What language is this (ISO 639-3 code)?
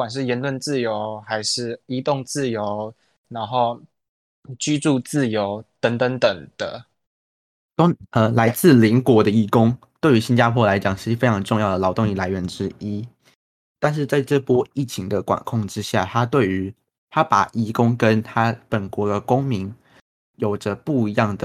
zho